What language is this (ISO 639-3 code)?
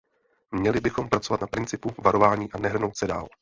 ces